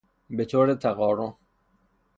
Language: Persian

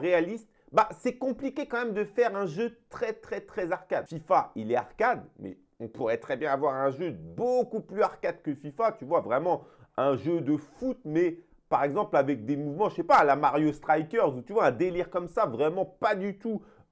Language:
French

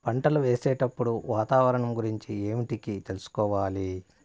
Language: Telugu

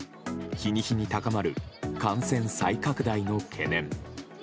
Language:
Japanese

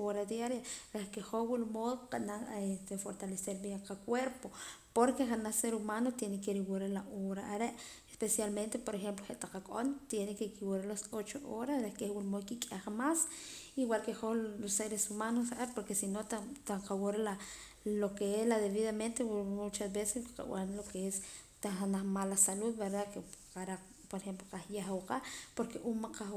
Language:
Poqomam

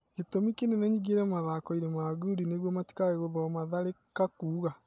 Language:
Kikuyu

